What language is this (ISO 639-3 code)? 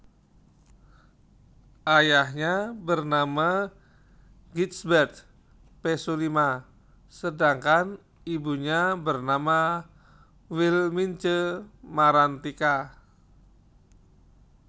jav